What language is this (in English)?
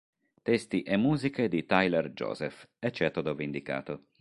Italian